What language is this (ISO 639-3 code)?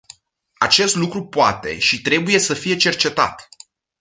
ron